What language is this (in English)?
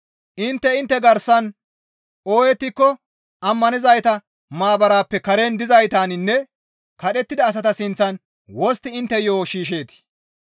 Gamo